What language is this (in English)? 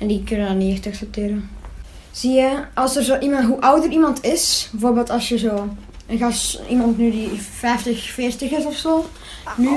Dutch